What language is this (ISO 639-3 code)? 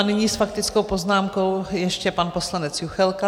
ces